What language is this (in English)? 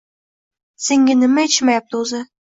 Uzbek